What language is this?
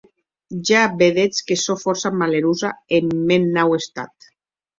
Occitan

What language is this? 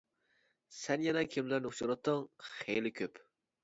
Uyghur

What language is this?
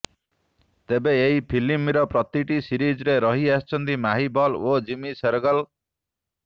Odia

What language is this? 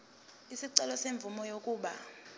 Zulu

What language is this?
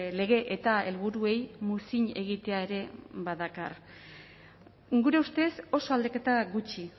Basque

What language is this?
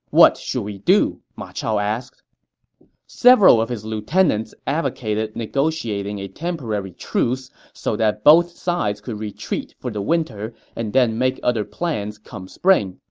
English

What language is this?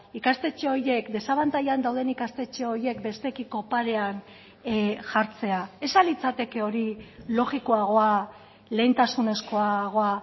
Basque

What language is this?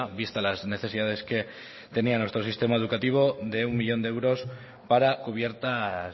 Spanish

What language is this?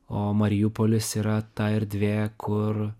Lithuanian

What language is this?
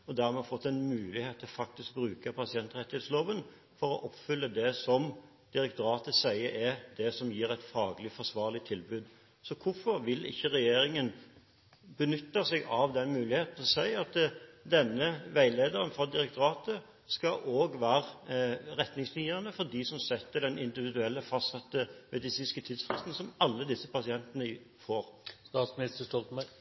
Norwegian Bokmål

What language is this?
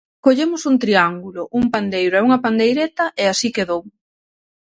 Galician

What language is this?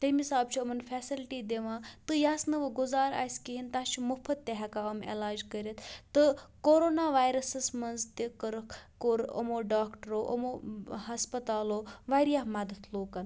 Kashmiri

